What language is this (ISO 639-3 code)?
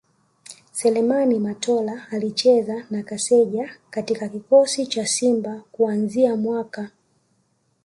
swa